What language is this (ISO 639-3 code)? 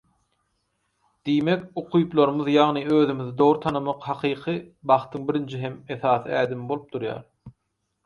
tuk